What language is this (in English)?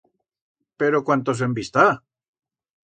Aragonese